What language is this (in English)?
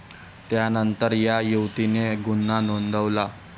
Marathi